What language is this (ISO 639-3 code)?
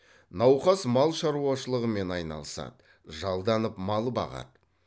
kaz